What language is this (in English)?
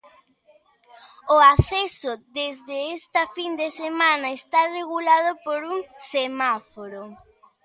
Galician